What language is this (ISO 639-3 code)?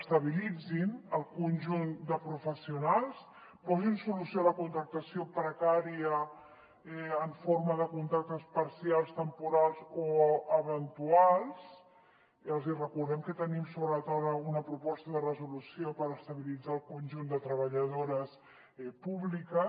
cat